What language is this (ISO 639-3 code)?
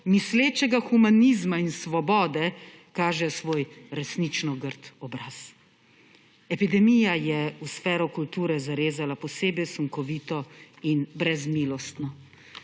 slv